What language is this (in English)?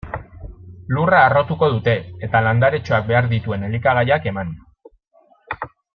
Basque